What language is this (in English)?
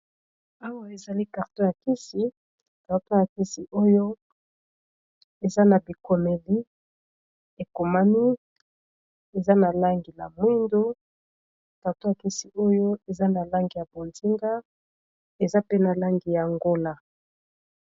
Lingala